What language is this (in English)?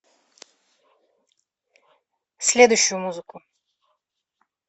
Russian